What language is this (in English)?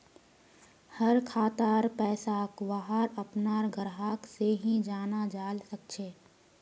Magahi